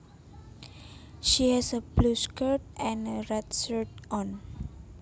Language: Javanese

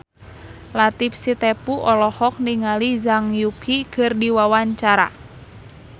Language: Sundanese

